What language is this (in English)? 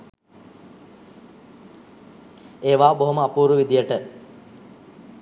Sinhala